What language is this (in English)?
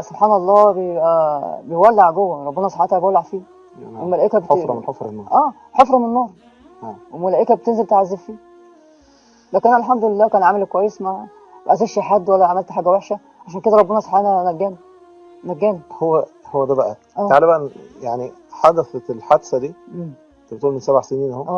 Arabic